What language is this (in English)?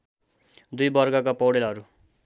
Nepali